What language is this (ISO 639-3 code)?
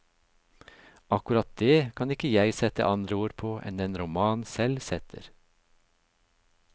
nor